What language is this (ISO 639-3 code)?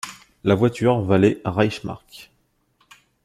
fra